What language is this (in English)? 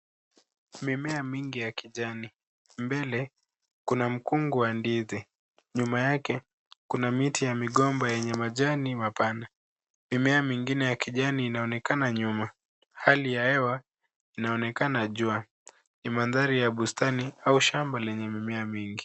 Swahili